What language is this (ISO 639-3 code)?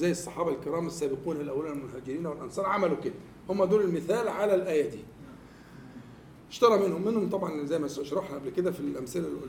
ara